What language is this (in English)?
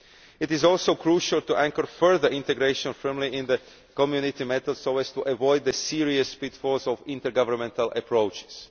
English